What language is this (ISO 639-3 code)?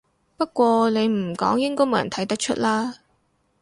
yue